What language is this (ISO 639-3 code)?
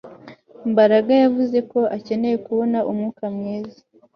kin